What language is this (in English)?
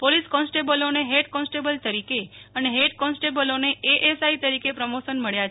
Gujarati